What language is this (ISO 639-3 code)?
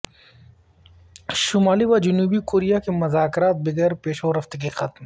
urd